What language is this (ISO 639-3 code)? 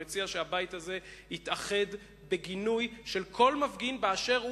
heb